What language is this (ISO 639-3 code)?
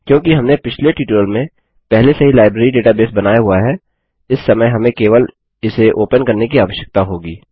hin